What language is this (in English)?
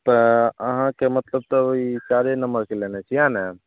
Maithili